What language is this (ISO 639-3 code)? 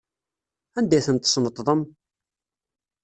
kab